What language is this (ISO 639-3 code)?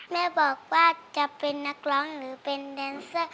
tha